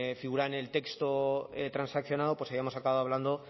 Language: Spanish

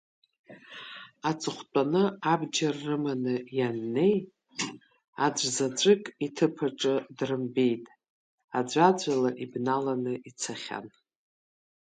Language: Abkhazian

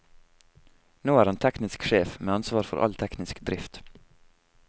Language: Norwegian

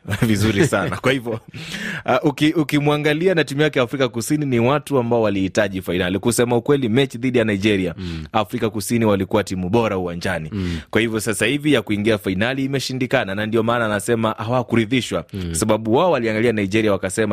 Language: Swahili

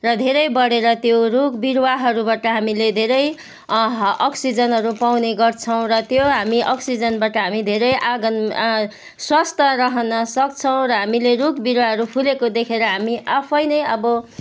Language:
Nepali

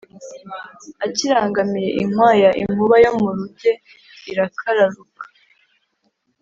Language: Kinyarwanda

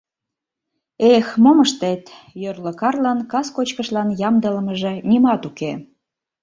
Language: Mari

